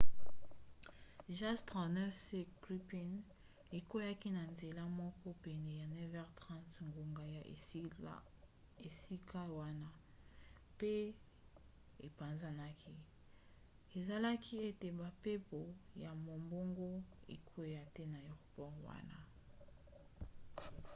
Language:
Lingala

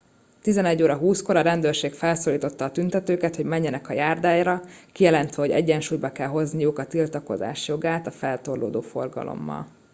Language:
Hungarian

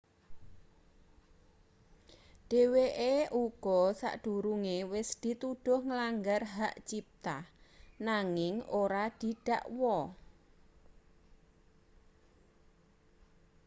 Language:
Javanese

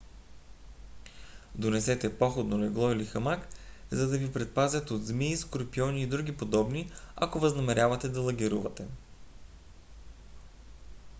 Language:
Bulgarian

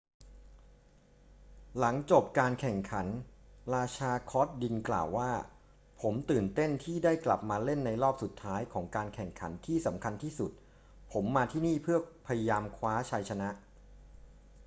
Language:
Thai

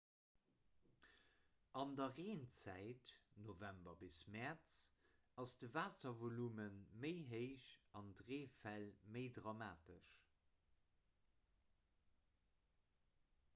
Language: Luxembourgish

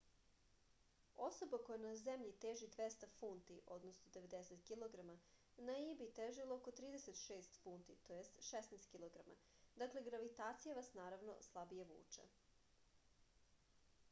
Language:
Serbian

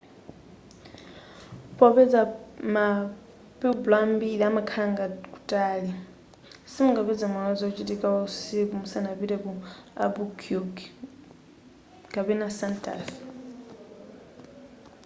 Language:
Nyanja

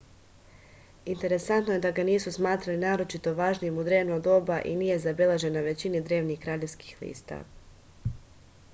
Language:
Serbian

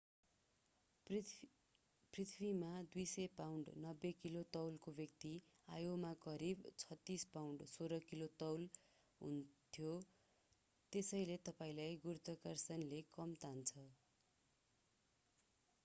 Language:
Nepali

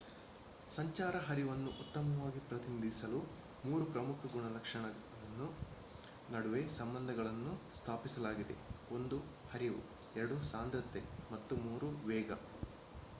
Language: Kannada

